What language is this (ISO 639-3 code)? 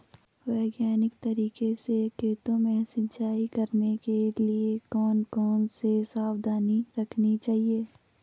hin